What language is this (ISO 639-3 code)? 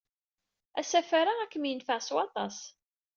kab